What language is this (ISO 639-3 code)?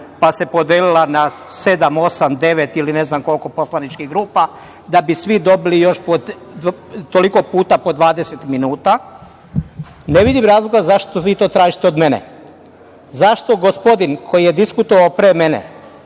srp